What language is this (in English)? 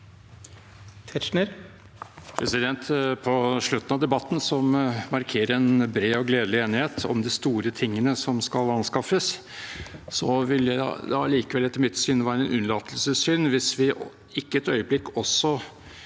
Norwegian